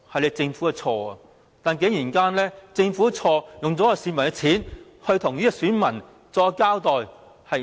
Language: Cantonese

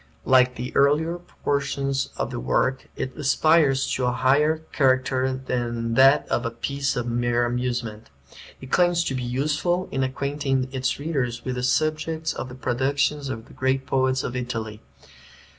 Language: English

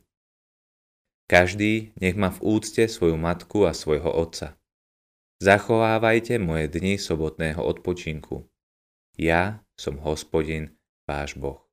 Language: Slovak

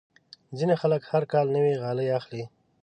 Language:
Pashto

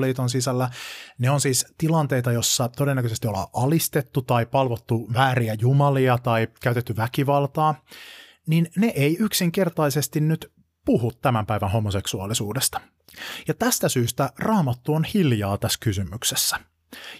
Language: Finnish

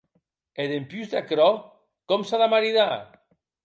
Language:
Occitan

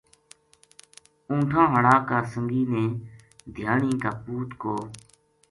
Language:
Gujari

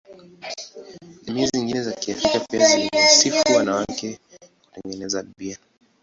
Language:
Swahili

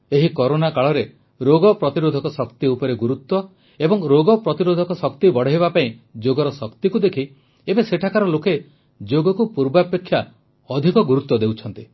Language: Odia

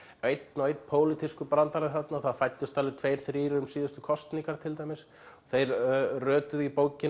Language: Icelandic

